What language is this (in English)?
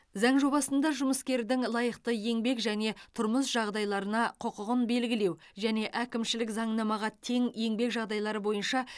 Kazakh